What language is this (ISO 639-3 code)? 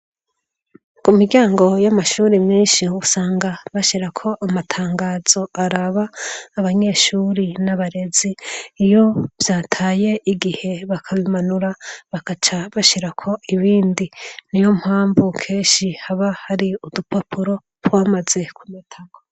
run